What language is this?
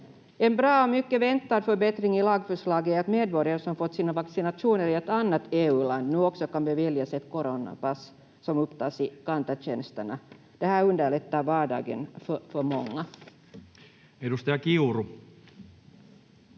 Finnish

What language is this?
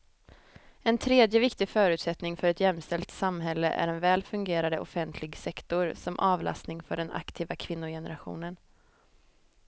Swedish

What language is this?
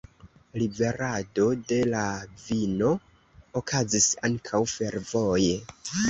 Esperanto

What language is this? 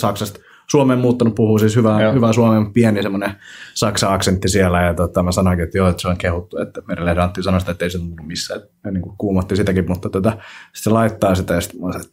Finnish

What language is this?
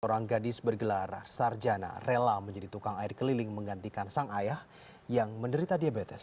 Indonesian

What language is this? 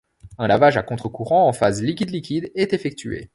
French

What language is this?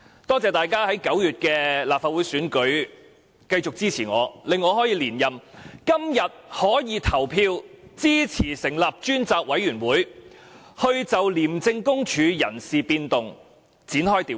Cantonese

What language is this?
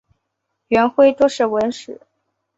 Chinese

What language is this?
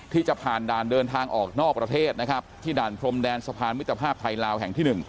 Thai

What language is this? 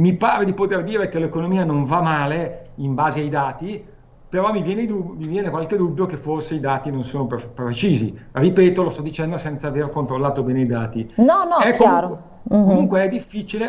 Italian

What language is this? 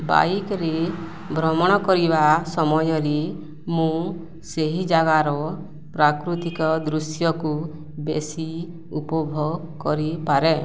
Odia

